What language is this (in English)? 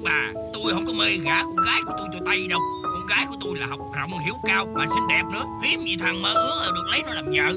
Vietnamese